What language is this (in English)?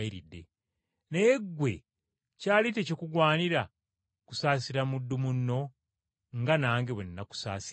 Ganda